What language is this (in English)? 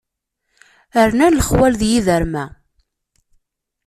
Kabyle